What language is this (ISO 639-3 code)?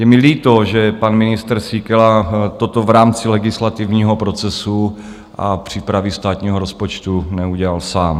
ces